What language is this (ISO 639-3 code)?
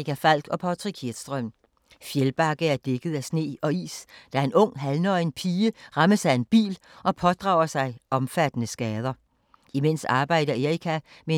dan